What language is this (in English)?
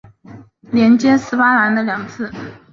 Chinese